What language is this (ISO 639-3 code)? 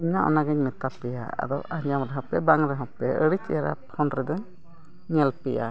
sat